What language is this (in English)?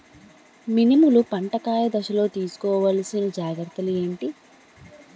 Telugu